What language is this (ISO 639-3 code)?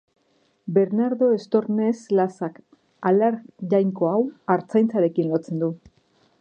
eus